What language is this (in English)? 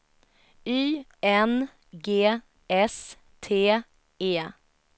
Swedish